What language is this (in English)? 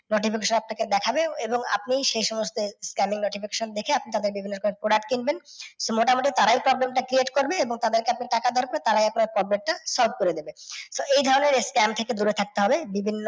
Bangla